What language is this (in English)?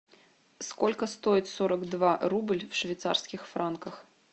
Russian